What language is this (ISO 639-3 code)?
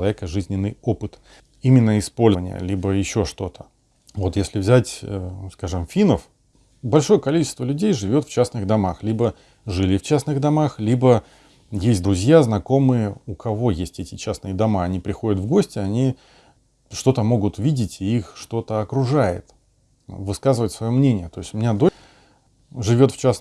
rus